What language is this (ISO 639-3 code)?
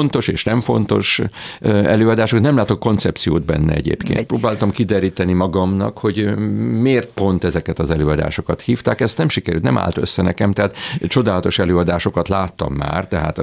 hun